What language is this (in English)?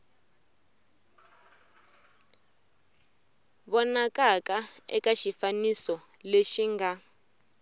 Tsonga